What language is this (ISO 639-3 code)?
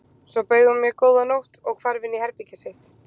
isl